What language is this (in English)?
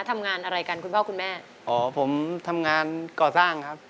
Thai